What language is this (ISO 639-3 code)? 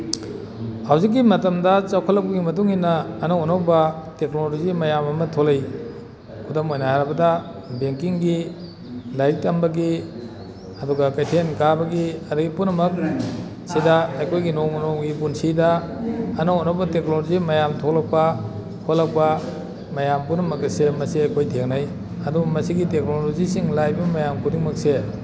mni